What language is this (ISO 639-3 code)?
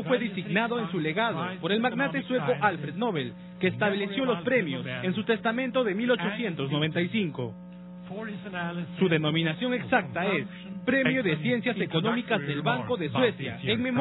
spa